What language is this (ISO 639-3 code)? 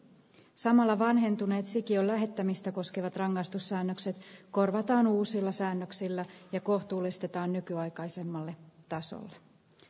fin